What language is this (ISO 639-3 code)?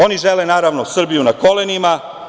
srp